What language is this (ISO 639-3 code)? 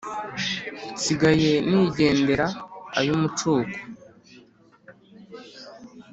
kin